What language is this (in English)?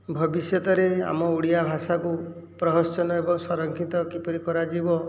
Odia